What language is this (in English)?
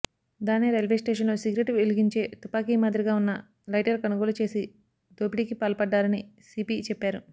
Telugu